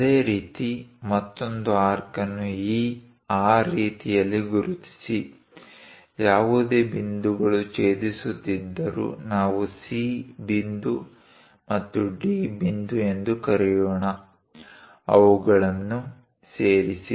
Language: Kannada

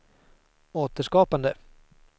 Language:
Swedish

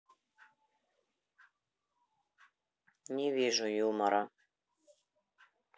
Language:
Russian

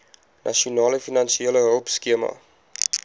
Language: Afrikaans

